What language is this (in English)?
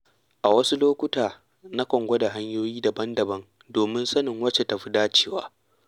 Hausa